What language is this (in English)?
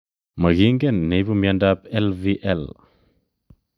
Kalenjin